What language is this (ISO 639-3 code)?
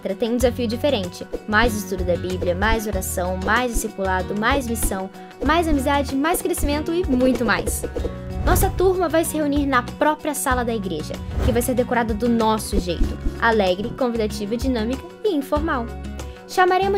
por